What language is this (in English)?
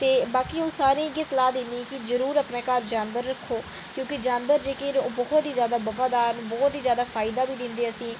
Dogri